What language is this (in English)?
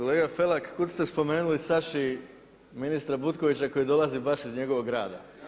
Croatian